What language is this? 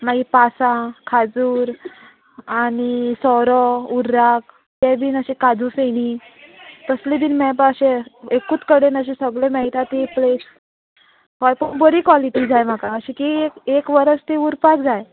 Konkani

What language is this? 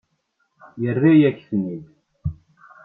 Kabyle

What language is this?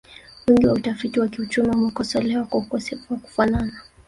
Swahili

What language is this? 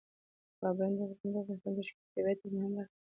Pashto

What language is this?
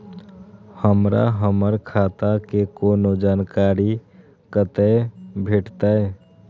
Maithili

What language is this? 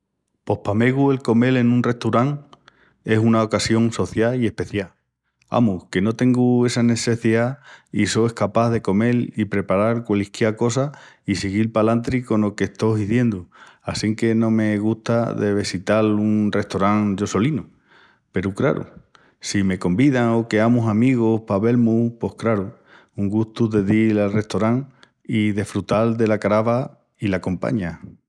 Extremaduran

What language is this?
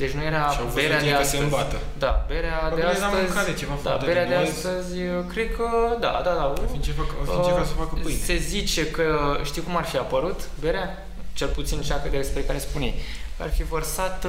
Romanian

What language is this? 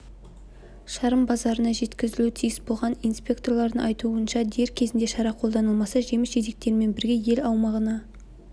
Kazakh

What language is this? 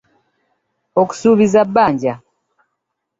Ganda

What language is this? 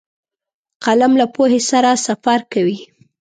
Pashto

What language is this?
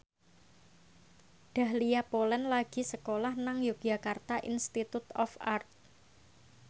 Javanese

